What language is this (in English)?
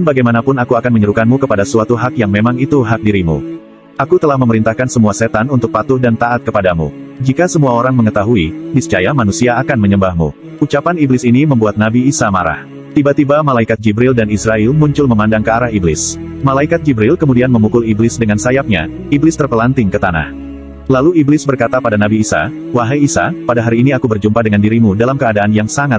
Indonesian